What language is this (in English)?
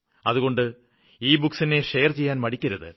Malayalam